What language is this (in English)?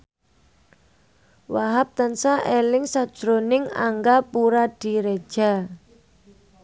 Javanese